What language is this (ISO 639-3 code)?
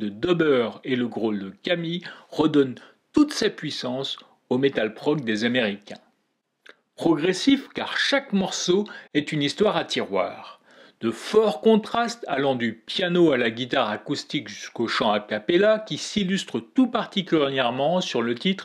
fra